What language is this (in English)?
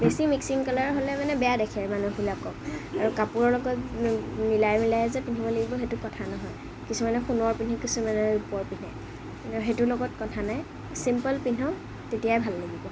Assamese